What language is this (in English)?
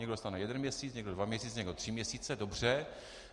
Czech